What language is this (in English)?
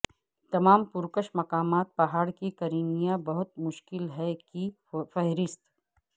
Urdu